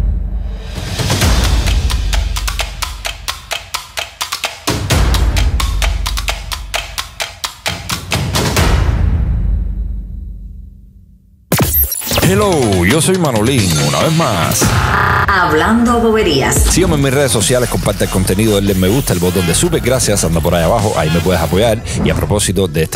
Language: Spanish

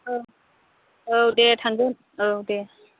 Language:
Bodo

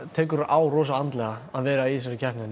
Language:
Icelandic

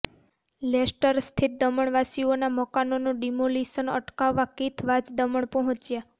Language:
Gujarati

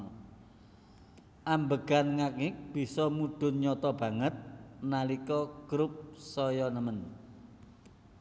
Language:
Javanese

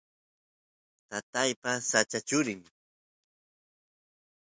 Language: Santiago del Estero Quichua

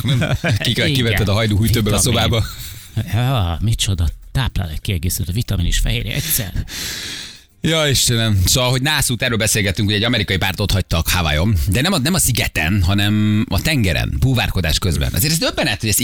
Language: Hungarian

